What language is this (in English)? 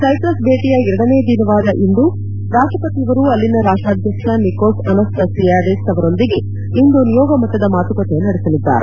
Kannada